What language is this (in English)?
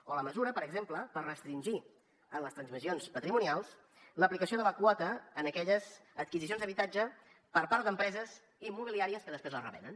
Catalan